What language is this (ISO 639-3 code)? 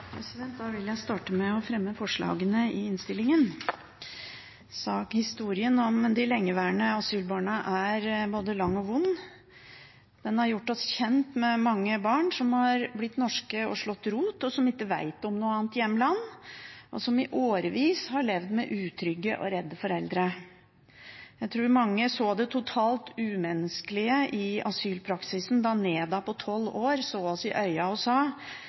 nob